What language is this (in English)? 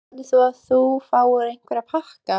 Icelandic